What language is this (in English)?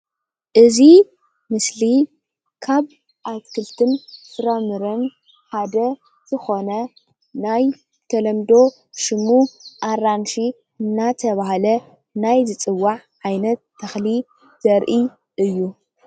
Tigrinya